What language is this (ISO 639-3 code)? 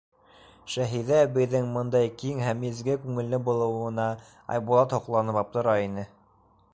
bak